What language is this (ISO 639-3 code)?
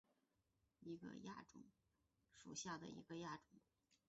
zho